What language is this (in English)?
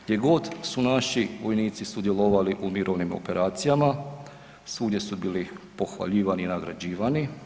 Croatian